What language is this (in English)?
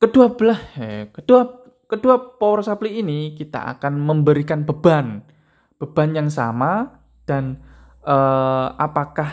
Indonesian